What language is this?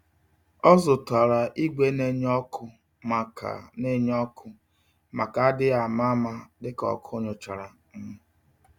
Igbo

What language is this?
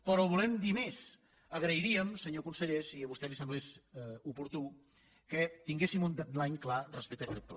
Catalan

